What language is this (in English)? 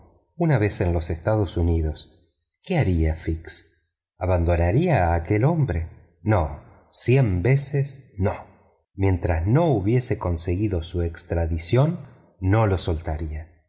Spanish